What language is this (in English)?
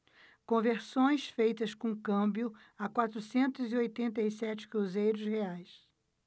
Portuguese